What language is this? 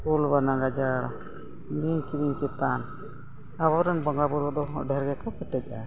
Santali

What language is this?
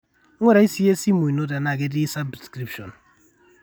Masai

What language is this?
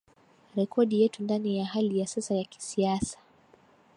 Swahili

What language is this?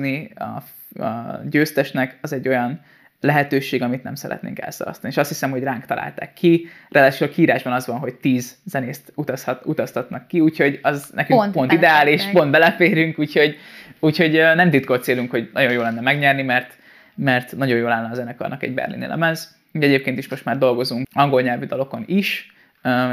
Hungarian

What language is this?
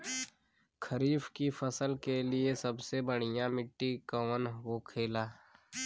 Bhojpuri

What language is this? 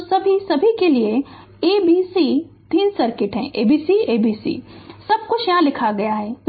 Hindi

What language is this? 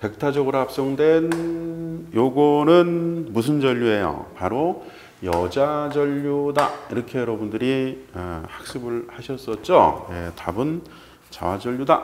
Korean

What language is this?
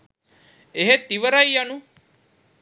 Sinhala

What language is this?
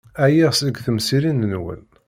Kabyle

